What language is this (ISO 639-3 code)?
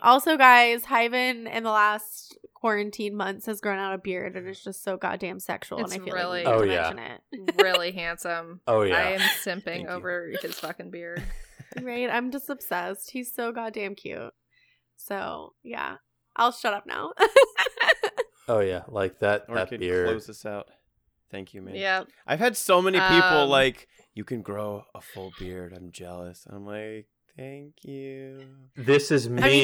eng